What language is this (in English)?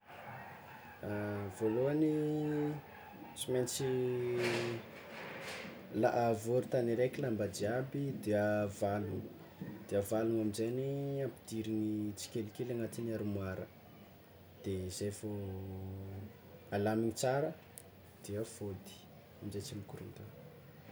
Tsimihety Malagasy